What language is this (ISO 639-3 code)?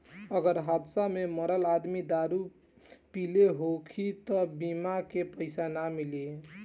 bho